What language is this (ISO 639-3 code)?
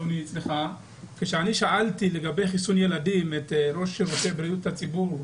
heb